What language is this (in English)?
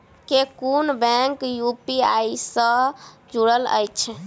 Maithili